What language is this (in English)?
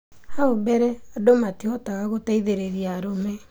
Kikuyu